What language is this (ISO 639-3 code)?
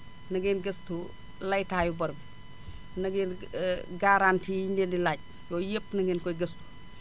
wol